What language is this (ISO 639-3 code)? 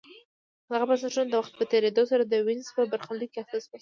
pus